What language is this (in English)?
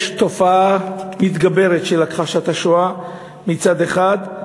Hebrew